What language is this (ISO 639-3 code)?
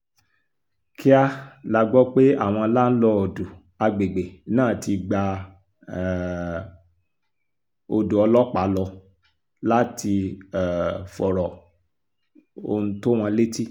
yor